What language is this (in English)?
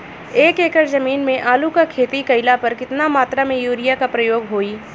Bhojpuri